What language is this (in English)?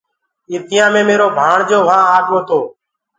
Gurgula